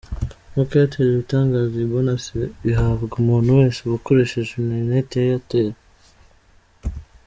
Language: Kinyarwanda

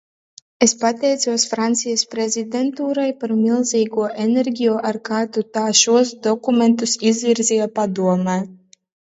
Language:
Latvian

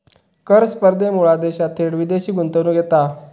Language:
Marathi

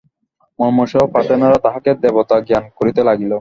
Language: Bangla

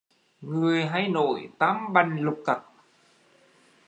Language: Vietnamese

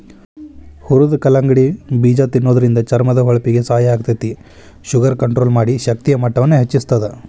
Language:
Kannada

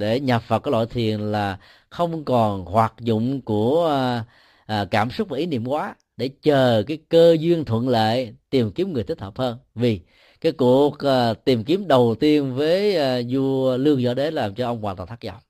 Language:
Vietnamese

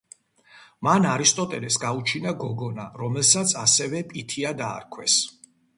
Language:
Georgian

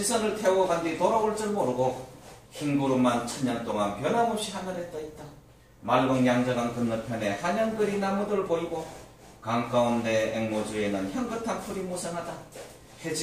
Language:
Korean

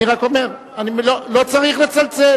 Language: Hebrew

